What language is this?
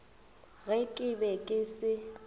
Northern Sotho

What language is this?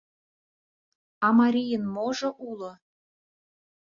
Mari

